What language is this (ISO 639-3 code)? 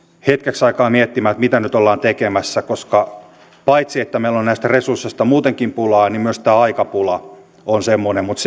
fin